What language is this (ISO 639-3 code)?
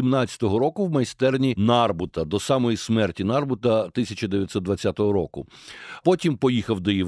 ukr